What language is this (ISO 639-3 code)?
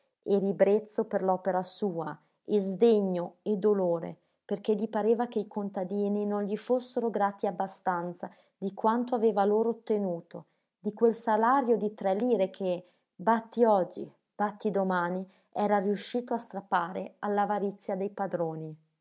ita